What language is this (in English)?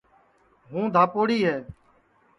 Sansi